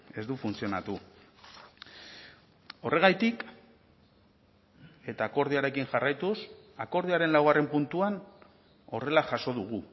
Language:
Basque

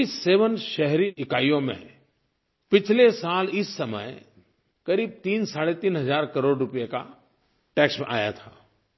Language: Hindi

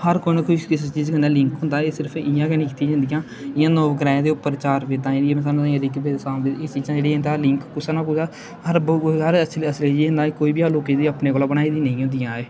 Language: Dogri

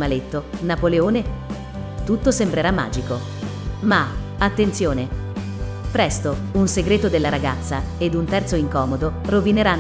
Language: Italian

